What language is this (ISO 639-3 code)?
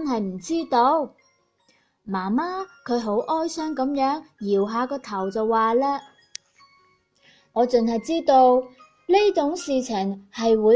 zho